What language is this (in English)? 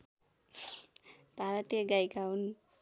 Nepali